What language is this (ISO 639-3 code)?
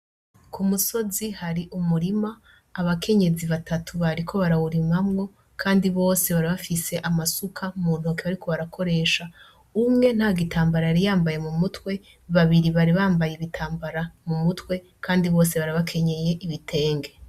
run